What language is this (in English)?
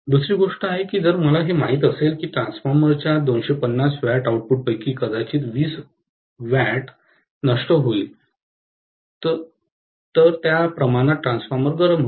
Marathi